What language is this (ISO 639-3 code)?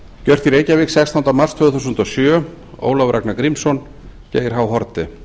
isl